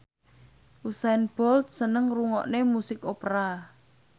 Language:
Javanese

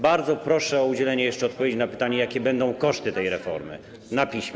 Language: Polish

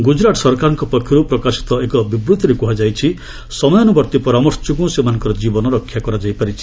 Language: Odia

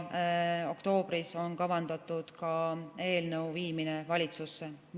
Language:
Estonian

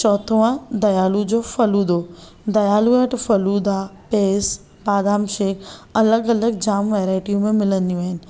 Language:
Sindhi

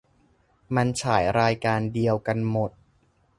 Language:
Thai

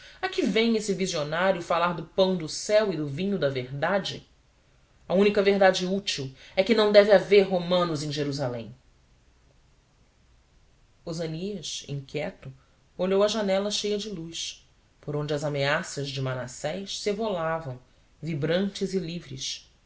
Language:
Portuguese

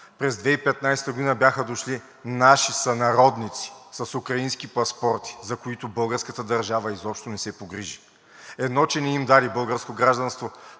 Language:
Bulgarian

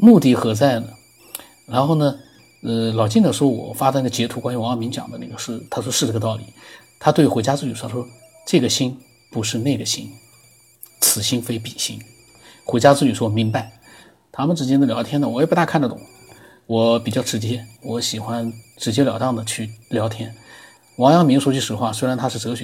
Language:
Chinese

